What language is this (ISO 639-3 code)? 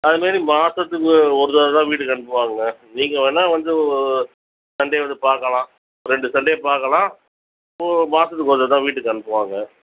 tam